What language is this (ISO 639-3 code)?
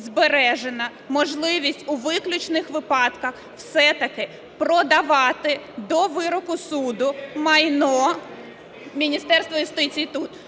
ukr